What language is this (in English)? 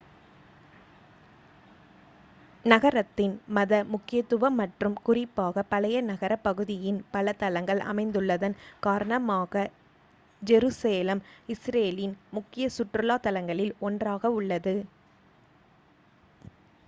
Tamil